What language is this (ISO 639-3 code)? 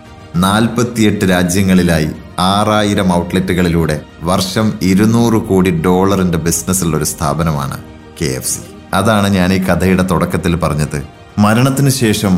mal